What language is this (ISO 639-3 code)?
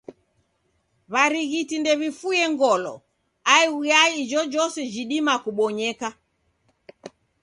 dav